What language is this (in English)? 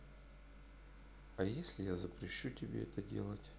Russian